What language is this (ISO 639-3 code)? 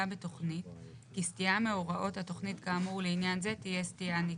heb